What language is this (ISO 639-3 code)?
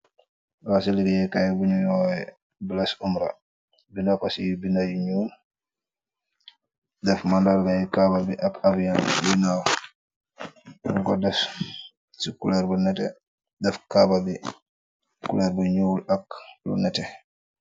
wol